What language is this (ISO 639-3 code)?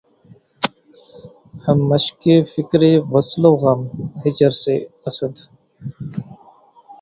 urd